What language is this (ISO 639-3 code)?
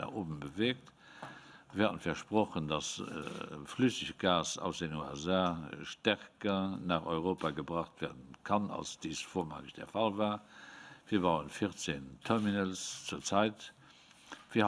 deu